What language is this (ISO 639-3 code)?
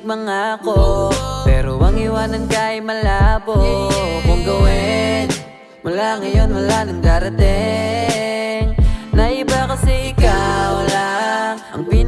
ind